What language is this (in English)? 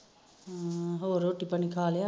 Punjabi